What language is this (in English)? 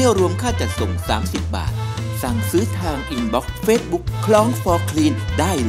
Thai